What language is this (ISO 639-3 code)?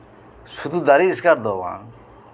sat